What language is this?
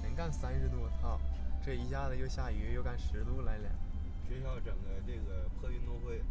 Chinese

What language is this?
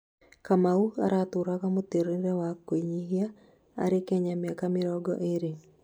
Kikuyu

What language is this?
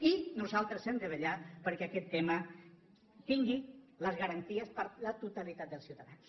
Catalan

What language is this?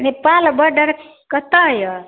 Maithili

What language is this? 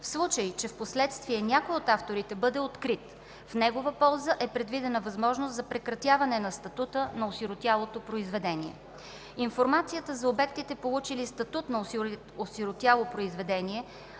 Bulgarian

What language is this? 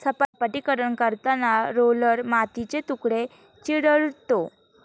Marathi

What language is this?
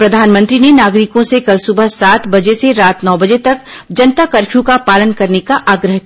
Hindi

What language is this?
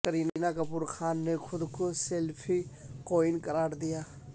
Urdu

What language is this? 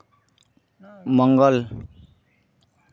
Santali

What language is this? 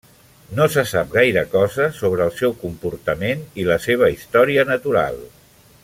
Catalan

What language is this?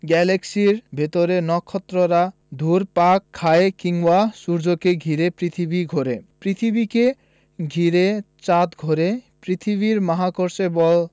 Bangla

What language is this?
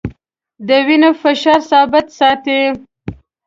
Pashto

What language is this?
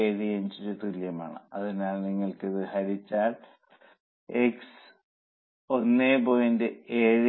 Malayalam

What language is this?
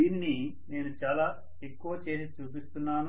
Telugu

